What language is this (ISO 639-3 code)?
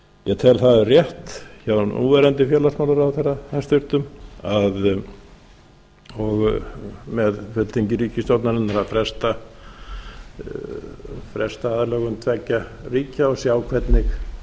isl